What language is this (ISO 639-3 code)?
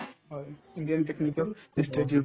asm